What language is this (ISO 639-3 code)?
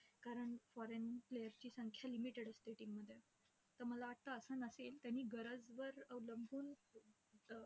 mar